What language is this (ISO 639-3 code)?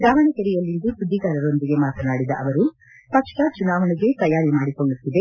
kan